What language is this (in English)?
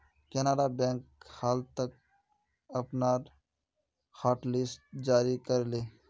Magahi